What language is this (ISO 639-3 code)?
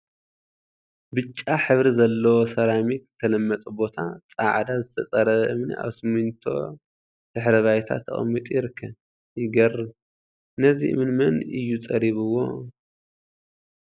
tir